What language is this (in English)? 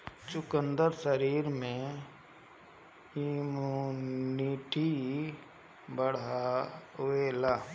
Bhojpuri